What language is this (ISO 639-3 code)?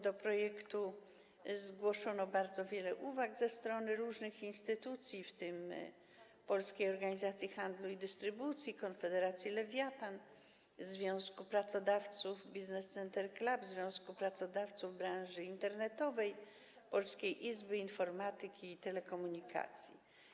pol